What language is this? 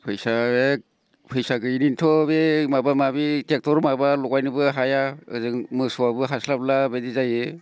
Bodo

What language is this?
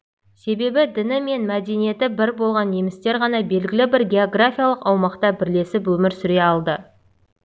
Kazakh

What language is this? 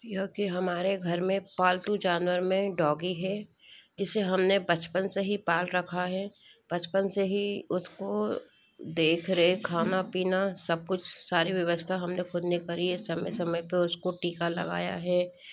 Hindi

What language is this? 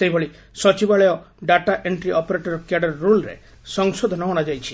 Odia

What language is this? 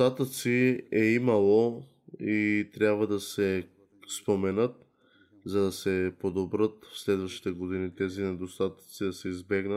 Bulgarian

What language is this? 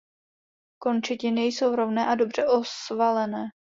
Czech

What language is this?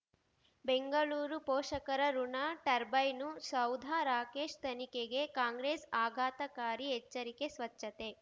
Kannada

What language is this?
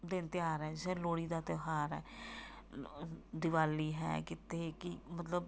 Punjabi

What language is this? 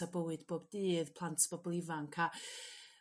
Welsh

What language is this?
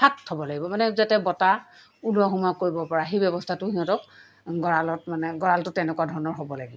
Assamese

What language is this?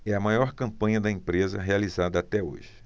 Portuguese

